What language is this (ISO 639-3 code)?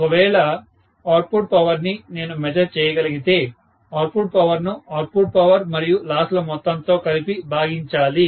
tel